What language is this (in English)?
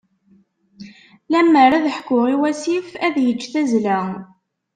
Kabyle